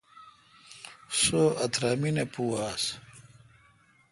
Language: Kalkoti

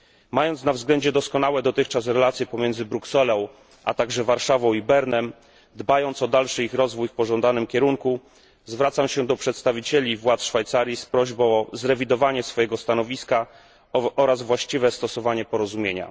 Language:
Polish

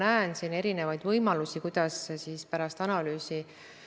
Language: Estonian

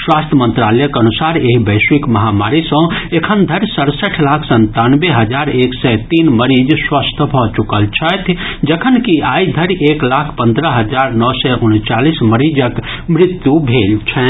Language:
Maithili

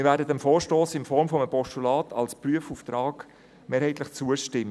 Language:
Swiss German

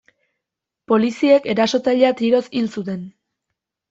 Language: Basque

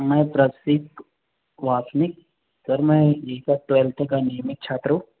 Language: Hindi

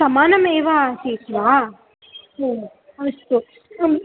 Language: Sanskrit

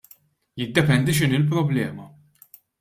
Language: Maltese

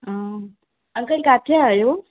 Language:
Sindhi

